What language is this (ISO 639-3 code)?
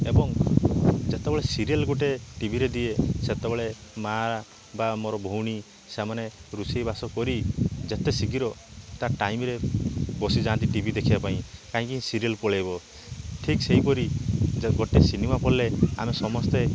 ori